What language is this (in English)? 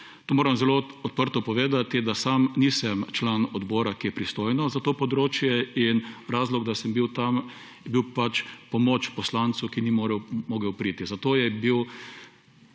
Slovenian